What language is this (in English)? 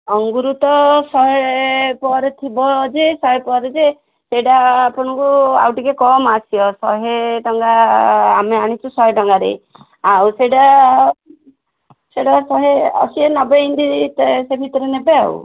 Odia